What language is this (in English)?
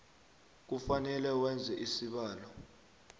South Ndebele